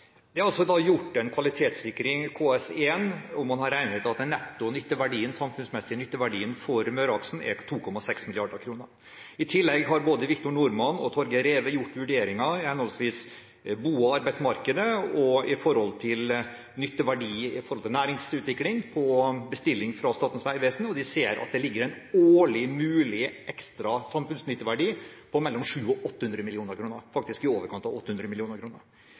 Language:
Norwegian Bokmål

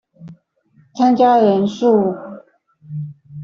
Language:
Chinese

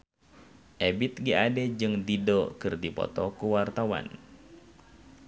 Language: Sundanese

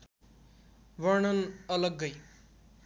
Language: Nepali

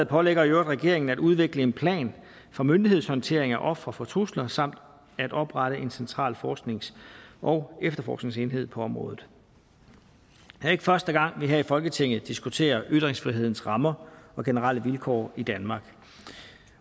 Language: Danish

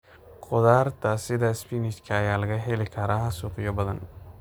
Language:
Somali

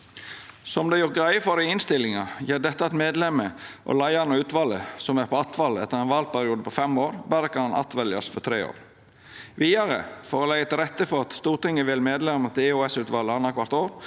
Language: Norwegian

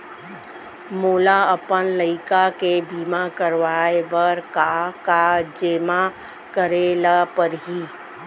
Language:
Chhattisgarhi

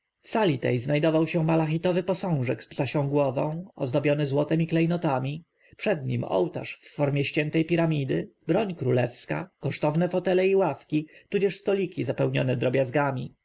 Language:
Polish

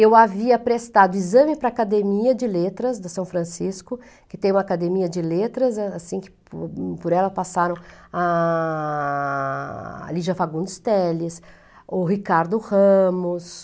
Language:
Portuguese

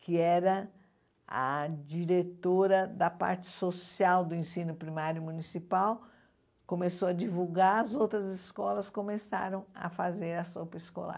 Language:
Portuguese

